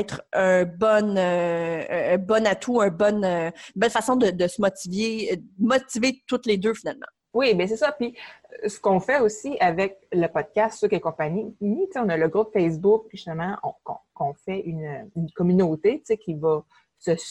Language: French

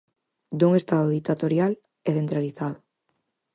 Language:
Galician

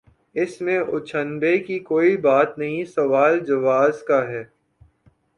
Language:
Urdu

